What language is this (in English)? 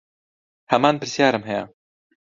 Central Kurdish